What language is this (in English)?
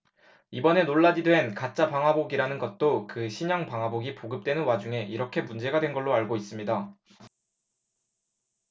Korean